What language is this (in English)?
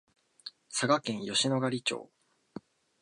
Japanese